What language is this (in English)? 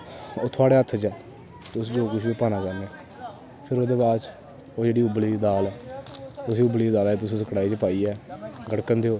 Dogri